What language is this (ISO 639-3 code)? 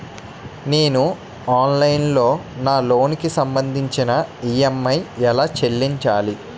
tel